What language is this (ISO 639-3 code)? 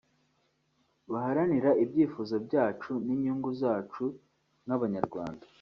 kin